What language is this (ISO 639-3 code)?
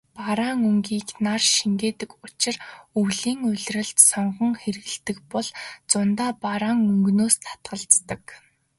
mon